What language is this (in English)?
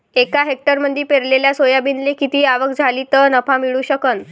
Marathi